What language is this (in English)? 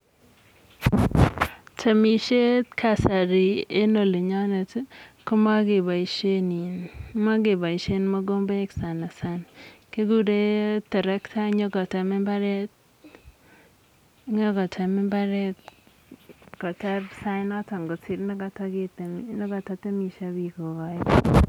Kalenjin